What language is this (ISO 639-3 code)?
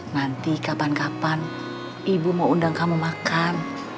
ind